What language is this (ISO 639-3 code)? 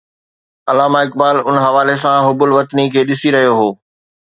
snd